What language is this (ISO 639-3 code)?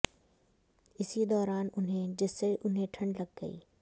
hin